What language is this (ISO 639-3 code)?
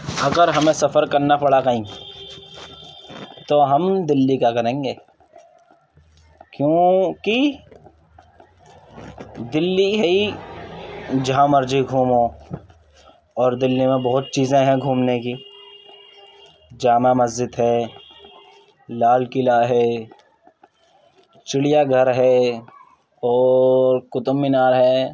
urd